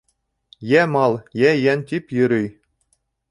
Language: Bashkir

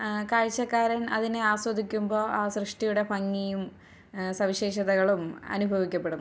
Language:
Malayalam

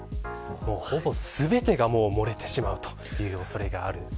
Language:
Japanese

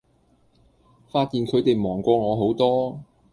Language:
Cantonese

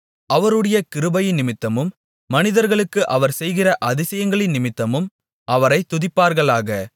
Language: Tamil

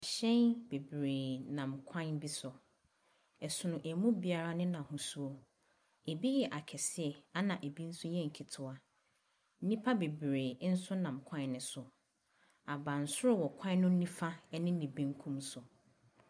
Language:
Akan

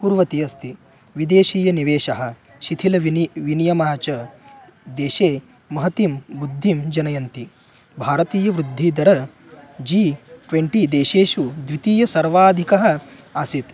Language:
Sanskrit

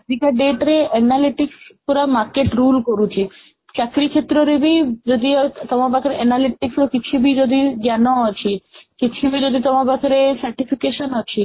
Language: Odia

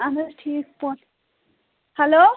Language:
Kashmiri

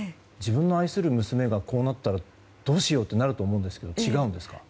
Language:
Japanese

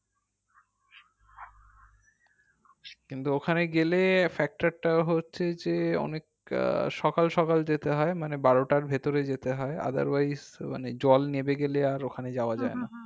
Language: Bangla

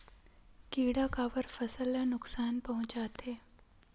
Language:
Chhattisgarhi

